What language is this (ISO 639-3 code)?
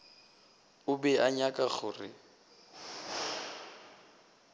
nso